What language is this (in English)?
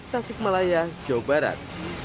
Indonesian